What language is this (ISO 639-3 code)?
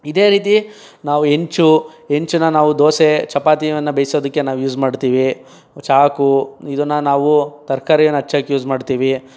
kan